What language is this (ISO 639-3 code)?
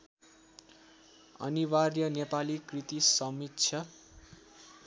nep